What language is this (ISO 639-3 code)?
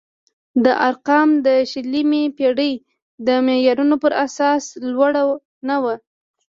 pus